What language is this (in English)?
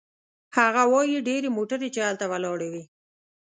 Pashto